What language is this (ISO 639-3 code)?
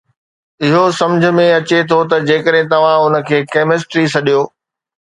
snd